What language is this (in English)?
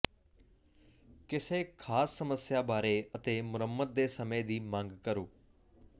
Punjabi